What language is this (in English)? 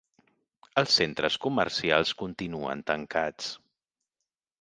Catalan